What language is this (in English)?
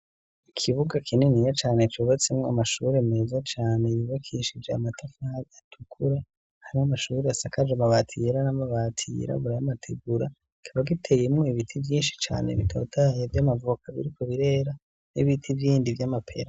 Rundi